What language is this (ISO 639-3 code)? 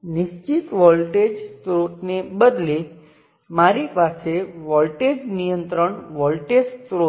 guj